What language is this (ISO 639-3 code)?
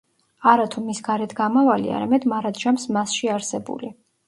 kat